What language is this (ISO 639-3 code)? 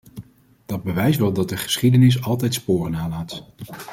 nld